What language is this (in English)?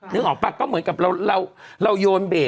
Thai